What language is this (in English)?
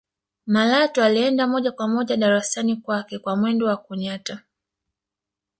Swahili